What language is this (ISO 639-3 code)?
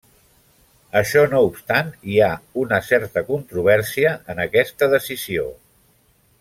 cat